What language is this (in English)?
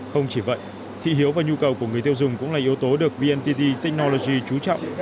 Vietnamese